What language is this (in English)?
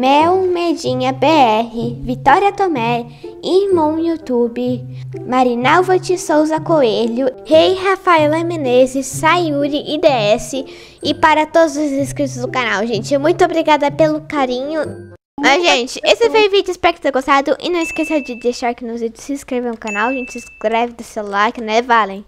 Portuguese